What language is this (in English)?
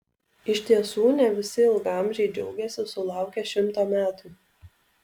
Lithuanian